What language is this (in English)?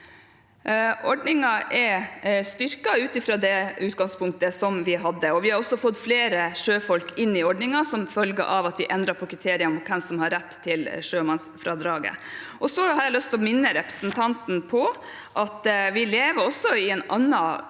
Norwegian